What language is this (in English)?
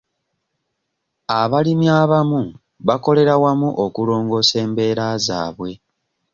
Ganda